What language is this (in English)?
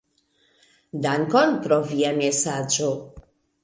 Esperanto